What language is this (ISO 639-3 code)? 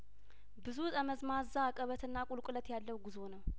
amh